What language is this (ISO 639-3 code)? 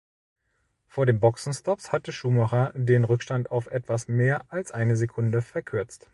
deu